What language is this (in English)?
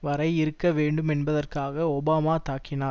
Tamil